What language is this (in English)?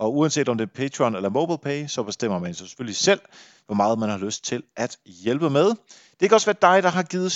Danish